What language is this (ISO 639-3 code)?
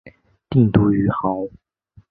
zho